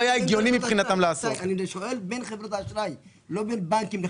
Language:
Hebrew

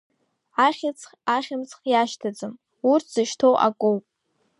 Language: Abkhazian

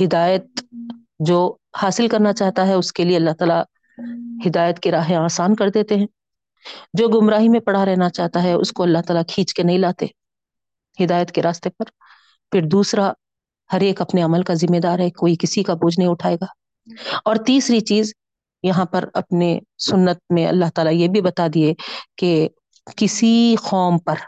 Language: Urdu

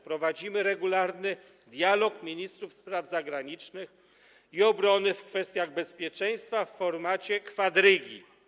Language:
Polish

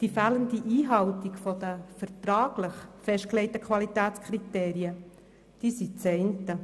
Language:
Swiss German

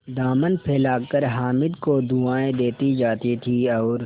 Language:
Hindi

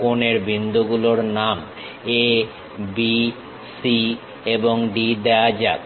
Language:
Bangla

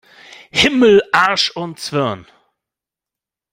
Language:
German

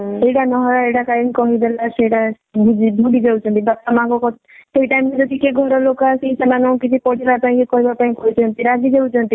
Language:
Odia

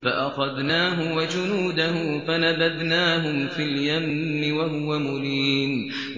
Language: Arabic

